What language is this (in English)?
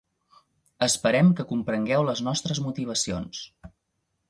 Catalan